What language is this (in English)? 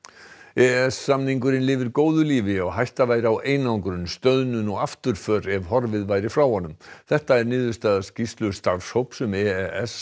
Icelandic